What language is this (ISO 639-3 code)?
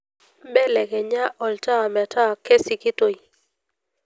mas